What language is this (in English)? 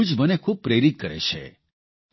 Gujarati